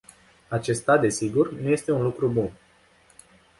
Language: Romanian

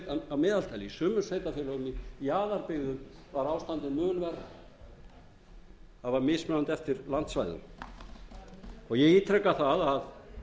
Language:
Icelandic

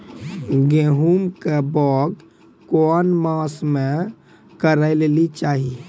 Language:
Maithili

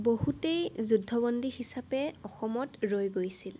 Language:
Assamese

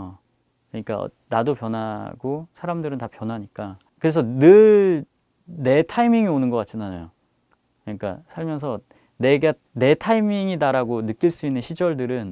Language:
Korean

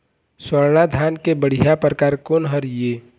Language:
Chhattisgarhi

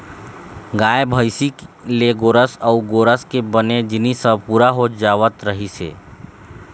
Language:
Chhattisgarhi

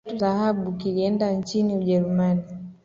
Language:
Swahili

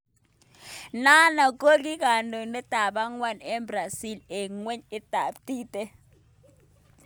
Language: Kalenjin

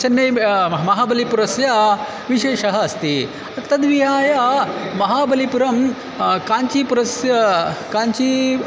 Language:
Sanskrit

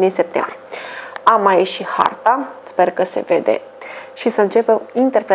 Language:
Romanian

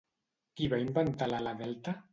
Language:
Catalan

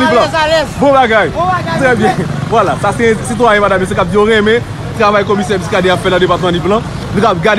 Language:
French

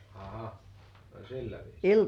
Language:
Finnish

